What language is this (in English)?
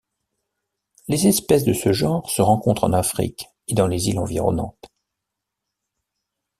French